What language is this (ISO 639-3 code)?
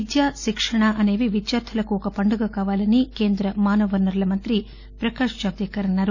tel